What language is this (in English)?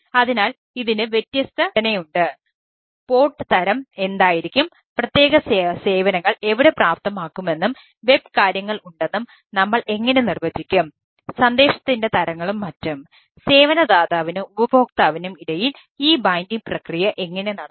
Malayalam